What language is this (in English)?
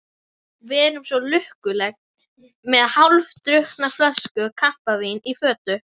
Icelandic